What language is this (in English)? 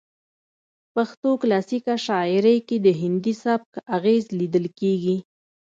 Pashto